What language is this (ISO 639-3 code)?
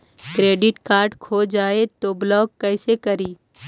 mag